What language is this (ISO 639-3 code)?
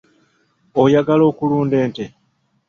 lug